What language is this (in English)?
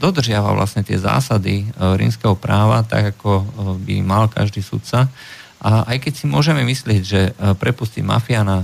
Slovak